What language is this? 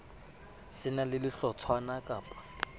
Southern Sotho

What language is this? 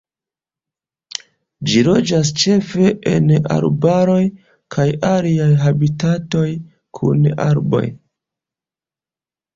Esperanto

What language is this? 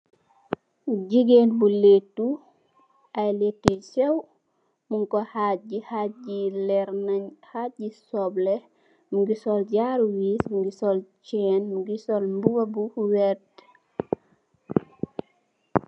Wolof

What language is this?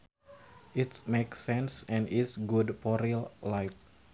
Sundanese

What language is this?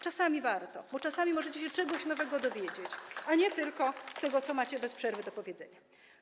Polish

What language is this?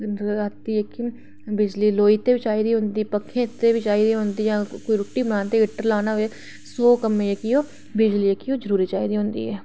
Dogri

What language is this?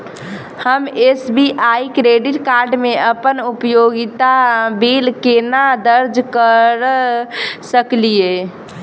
Maithili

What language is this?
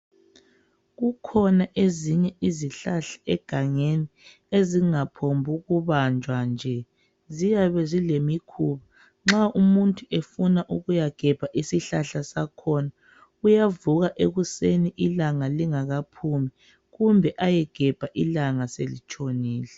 North Ndebele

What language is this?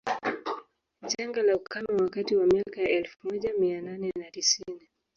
Swahili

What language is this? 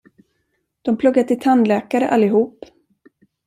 Swedish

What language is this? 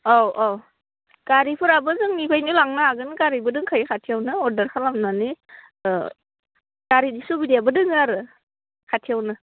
Bodo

